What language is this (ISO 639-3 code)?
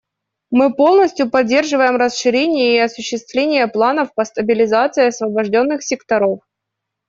rus